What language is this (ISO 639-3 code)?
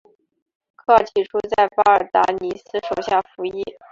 zho